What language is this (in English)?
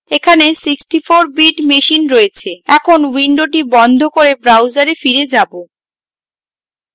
Bangla